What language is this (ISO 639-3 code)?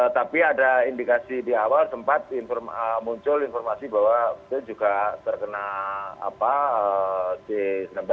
ind